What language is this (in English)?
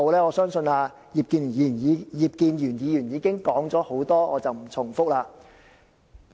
Cantonese